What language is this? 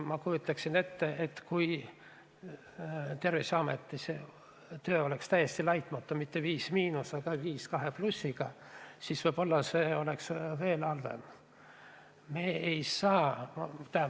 Estonian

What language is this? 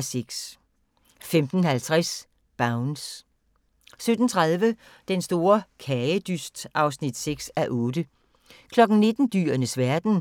Danish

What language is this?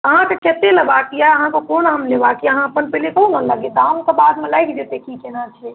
Maithili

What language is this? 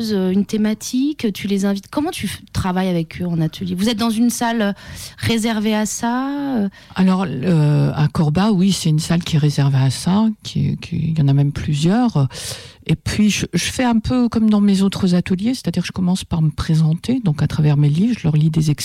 French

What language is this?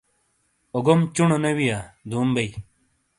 Shina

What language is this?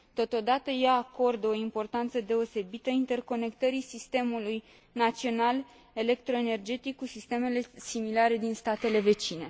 Romanian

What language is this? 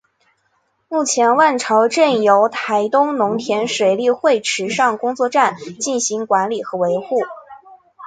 Chinese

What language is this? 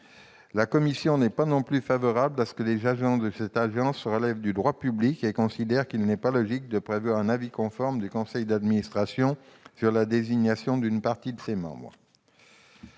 French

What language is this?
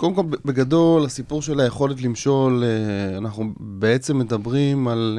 Hebrew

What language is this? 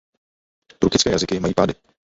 Czech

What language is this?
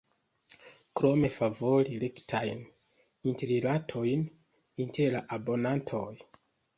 Esperanto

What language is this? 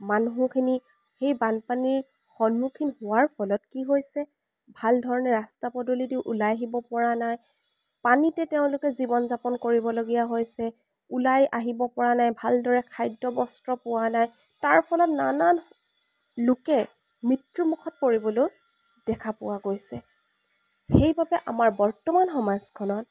Assamese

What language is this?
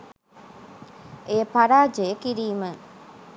Sinhala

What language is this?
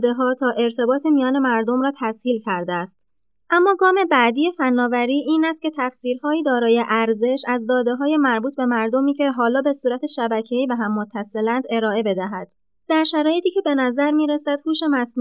Persian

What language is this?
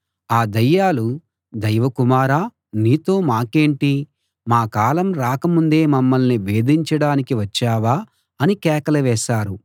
Telugu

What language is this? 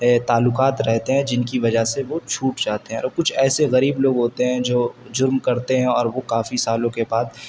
Urdu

